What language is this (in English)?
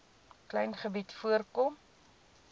Afrikaans